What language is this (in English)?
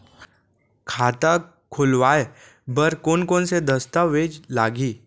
Chhattisgarhi